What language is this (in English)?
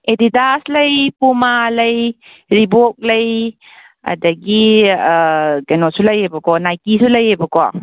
Manipuri